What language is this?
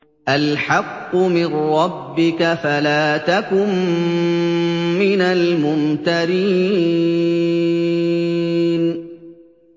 Arabic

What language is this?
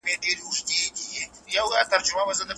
Pashto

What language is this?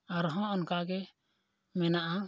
Santali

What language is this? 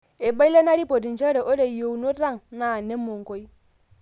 Masai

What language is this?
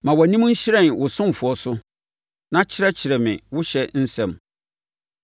Akan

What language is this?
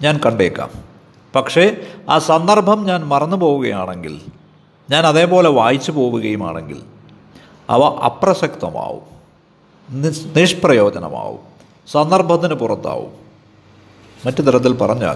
Malayalam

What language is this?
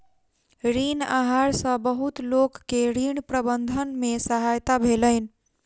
Maithili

